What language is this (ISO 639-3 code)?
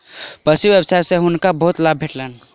mai